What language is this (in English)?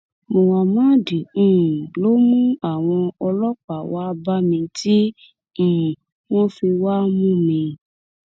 Yoruba